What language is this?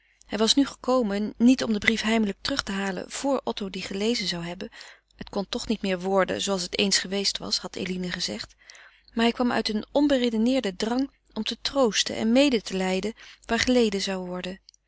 Dutch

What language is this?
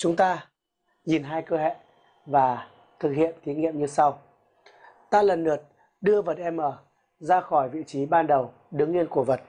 Vietnamese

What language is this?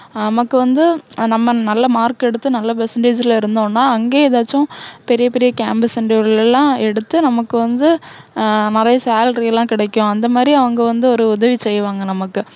Tamil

